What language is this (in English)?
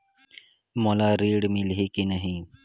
Chhattisgarhi